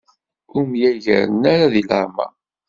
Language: Kabyle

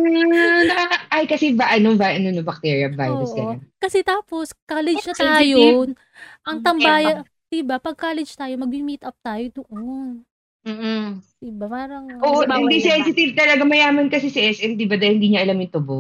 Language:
Filipino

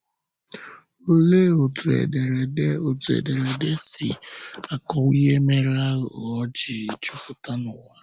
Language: Igbo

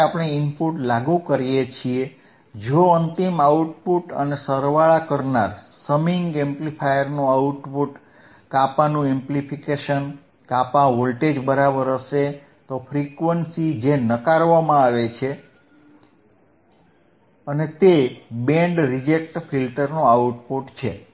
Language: Gujarati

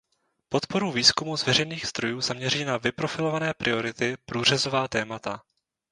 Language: Czech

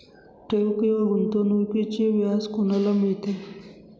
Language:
Marathi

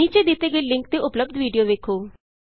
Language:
Punjabi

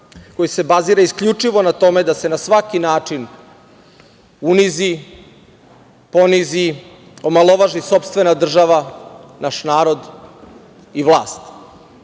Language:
Serbian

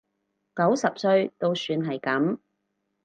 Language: Cantonese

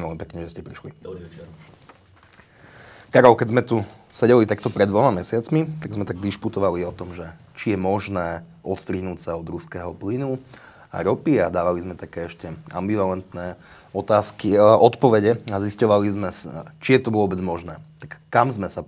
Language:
Slovak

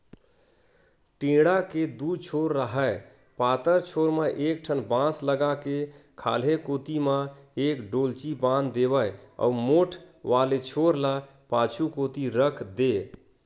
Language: Chhattisgarhi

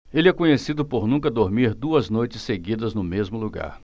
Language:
Portuguese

